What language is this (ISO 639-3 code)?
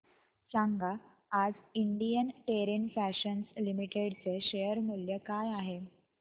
mar